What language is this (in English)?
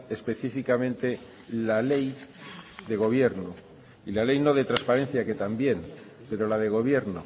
Spanish